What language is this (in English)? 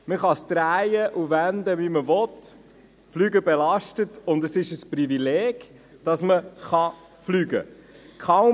Swiss German